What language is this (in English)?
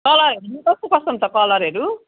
Nepali